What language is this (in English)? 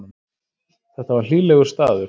Icelandic